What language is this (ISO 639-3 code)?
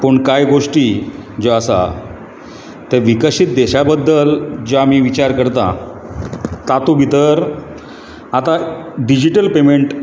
kok